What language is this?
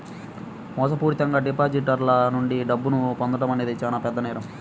Telugu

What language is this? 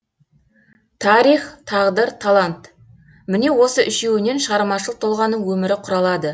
Kazakh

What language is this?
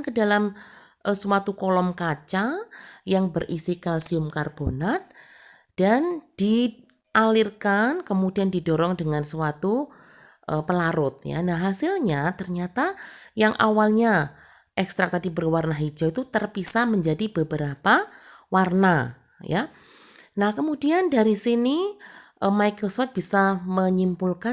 Indonesian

